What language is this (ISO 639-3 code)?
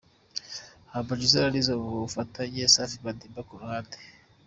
kin